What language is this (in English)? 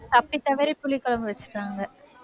Tamil